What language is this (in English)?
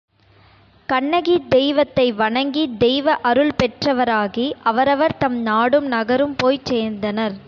Tamil